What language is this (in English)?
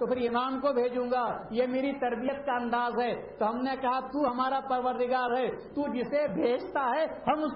Urdu